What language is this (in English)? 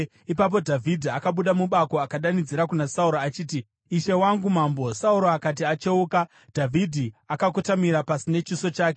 Shona